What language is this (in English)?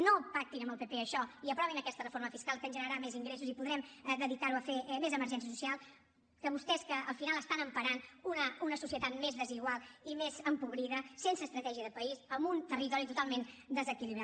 Catalan